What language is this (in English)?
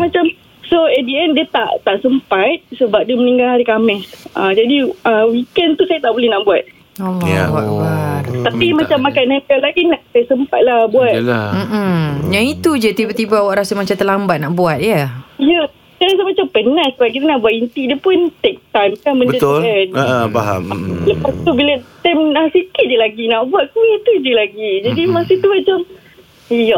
Malay